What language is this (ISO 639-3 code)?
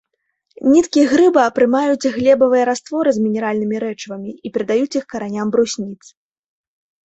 bel